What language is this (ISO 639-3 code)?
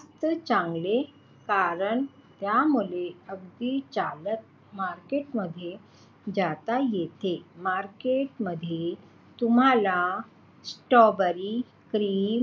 mar